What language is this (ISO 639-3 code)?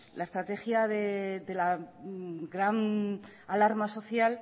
spa